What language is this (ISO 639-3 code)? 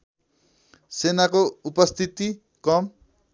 nep